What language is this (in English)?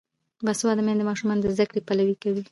Pashto